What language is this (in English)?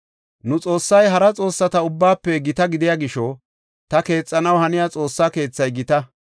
Gofa